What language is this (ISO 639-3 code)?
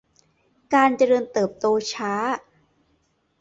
tha